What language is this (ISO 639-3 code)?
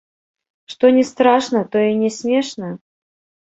bel